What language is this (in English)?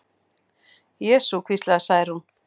Icelandic